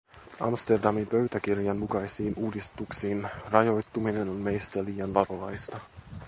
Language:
Finnish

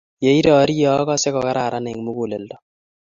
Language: Kalenjin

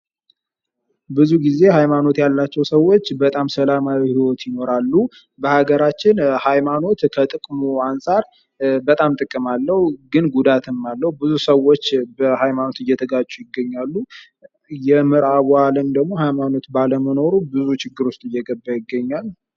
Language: Amharic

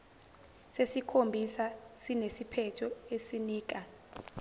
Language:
Zulu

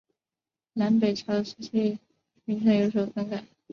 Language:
Chinese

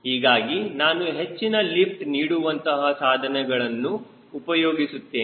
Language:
Kannada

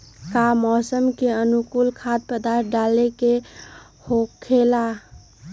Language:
Magahi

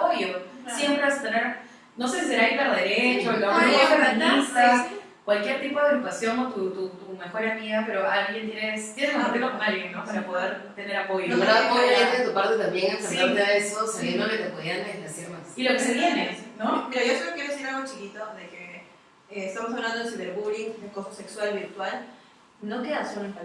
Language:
Spanish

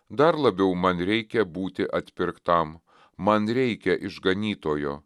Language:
Lithuanian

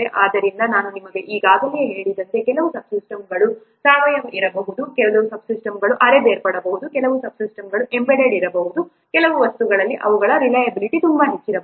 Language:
Kannada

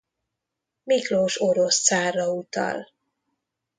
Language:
Hungarian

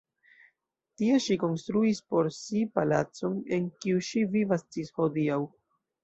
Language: Esperanto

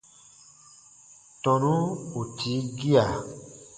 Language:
Baatonum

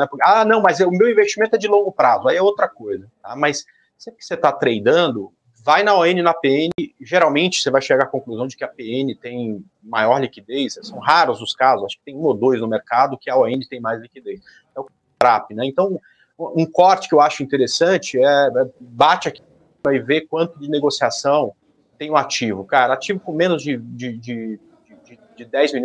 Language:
Portuguese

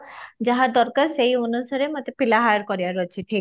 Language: Odia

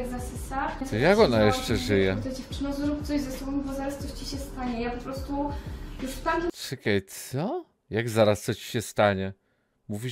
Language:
Polish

